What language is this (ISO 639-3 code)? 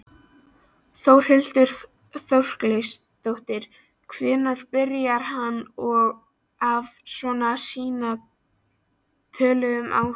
isl